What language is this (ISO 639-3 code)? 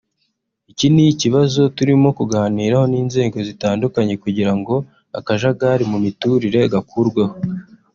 kin